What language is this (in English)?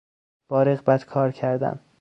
Persian